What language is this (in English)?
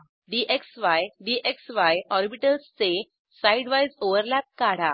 Marathi